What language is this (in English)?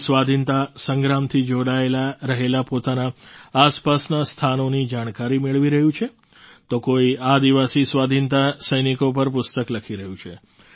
Gujarati